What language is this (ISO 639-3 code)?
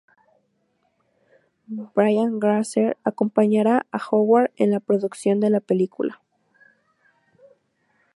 spa